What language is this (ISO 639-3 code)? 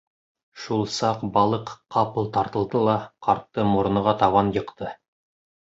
bak